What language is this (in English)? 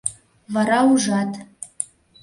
Mari